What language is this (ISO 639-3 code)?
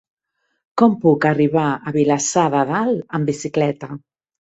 cat